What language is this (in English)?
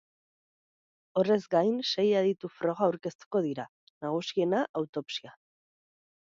Basque